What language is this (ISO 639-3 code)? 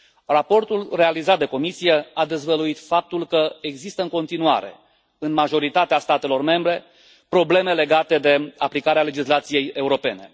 ron